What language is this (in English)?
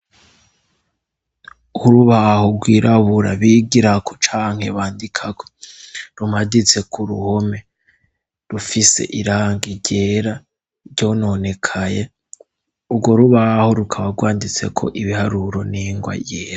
Rundi